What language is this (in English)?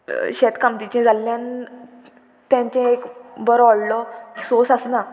Konkani